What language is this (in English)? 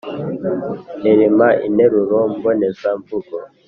Kinyarwanda